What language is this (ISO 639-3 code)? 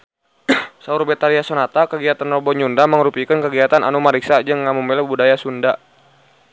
sun